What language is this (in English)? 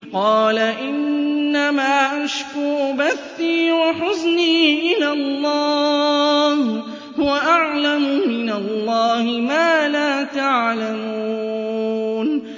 Arabic